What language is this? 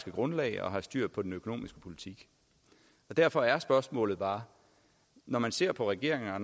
Danish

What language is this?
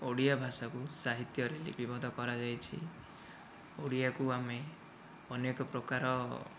Odia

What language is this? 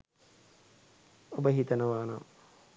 Sinhala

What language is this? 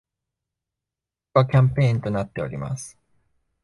Japanese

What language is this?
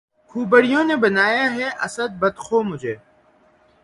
Urdu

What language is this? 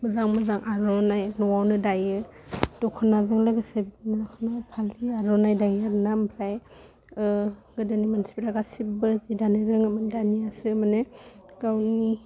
Bodo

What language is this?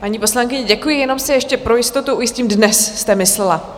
Czech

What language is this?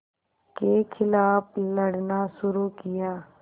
Hindi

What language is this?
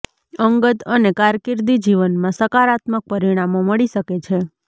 Gujarati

